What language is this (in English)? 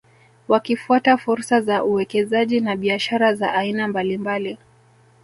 Swahili